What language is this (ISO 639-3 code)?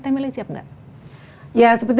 ind